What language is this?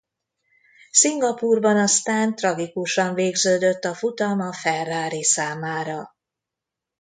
Hungarian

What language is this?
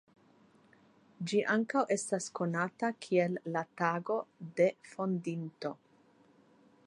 Esperanto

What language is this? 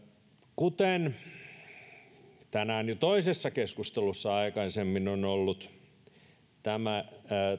Finnish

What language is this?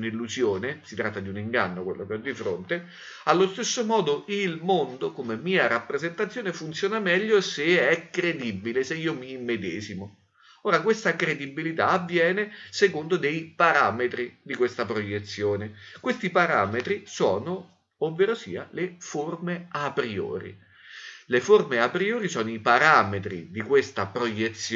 Italian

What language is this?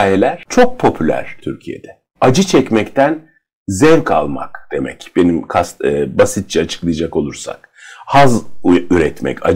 Turkish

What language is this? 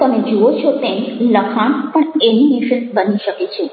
Gujarati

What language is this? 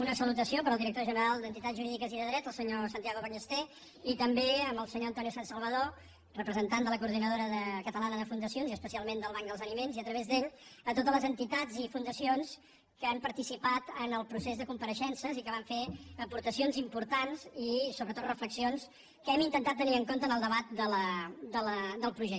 Catalan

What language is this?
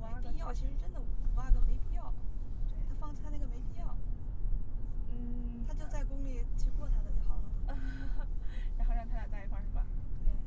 Chinese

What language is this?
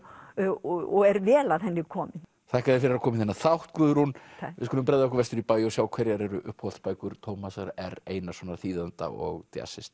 Icelandic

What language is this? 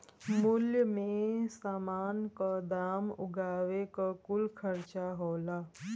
Bhojpuri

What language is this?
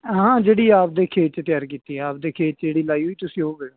Punjabi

